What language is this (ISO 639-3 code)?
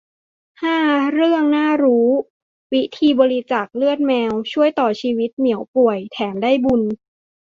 tha